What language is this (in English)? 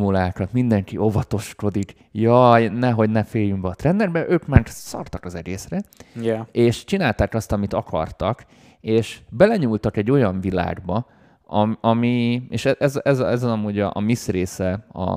Hungarian